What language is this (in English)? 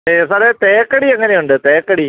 Malayalam